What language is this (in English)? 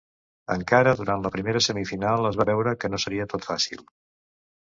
Catalan